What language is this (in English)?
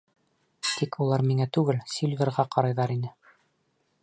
Bashkir